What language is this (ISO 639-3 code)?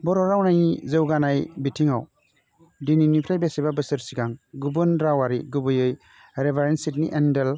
brx